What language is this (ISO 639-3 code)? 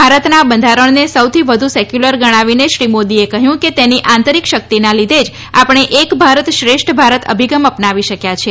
guj